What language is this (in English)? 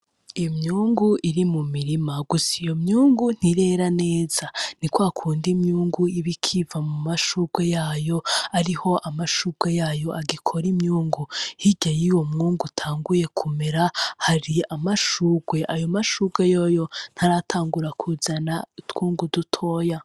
Rundi